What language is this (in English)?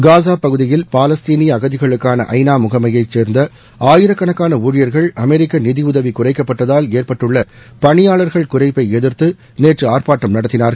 Tamil